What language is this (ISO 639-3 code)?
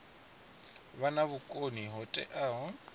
ven